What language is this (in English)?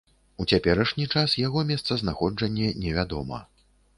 Belarusian